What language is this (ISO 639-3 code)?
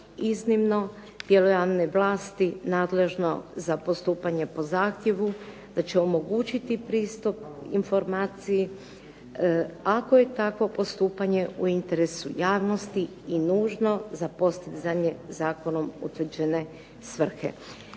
hrv